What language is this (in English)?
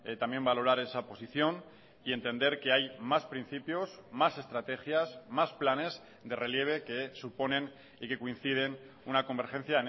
Spanish